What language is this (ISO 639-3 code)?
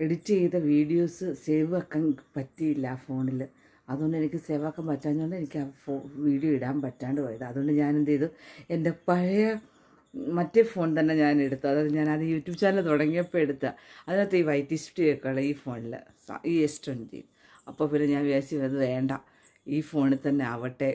mal